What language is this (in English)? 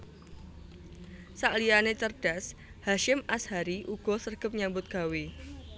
Javanese